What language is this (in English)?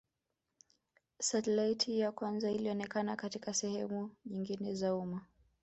Swahili